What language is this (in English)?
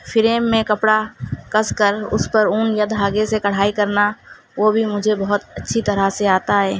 Urdu